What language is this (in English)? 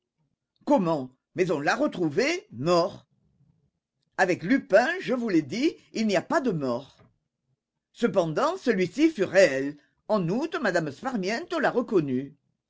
French